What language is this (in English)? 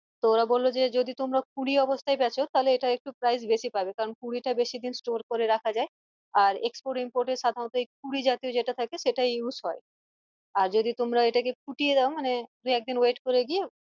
Bangla